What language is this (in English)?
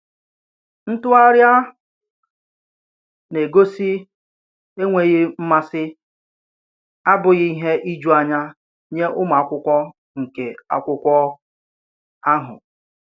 Igbo